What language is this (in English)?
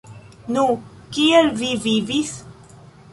Esperanto